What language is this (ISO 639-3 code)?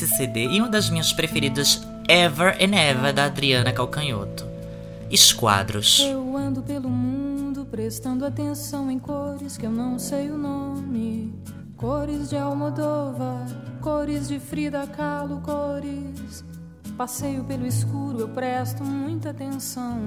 por